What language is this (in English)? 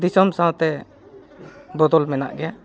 Santali